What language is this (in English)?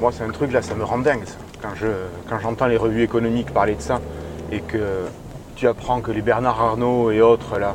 French